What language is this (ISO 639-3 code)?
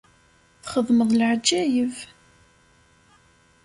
kab